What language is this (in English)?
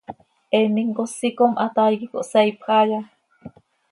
Seri